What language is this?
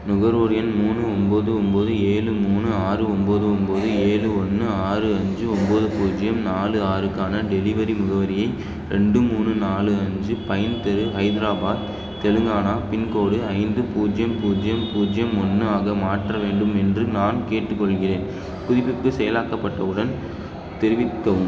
Tamil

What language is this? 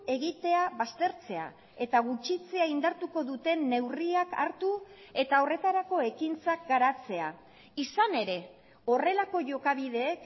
Basque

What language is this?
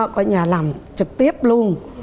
Vietnamese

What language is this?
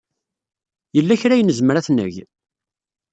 Kabyle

